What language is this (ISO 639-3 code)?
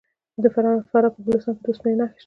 pus